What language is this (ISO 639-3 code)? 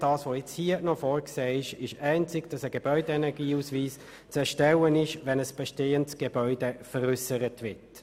gsw